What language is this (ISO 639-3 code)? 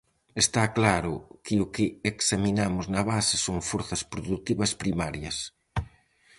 glg